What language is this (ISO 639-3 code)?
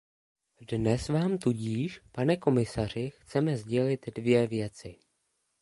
ces